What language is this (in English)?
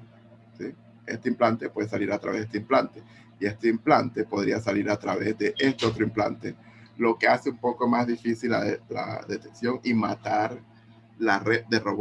Spanish